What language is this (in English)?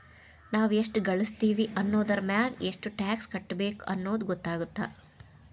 Kannada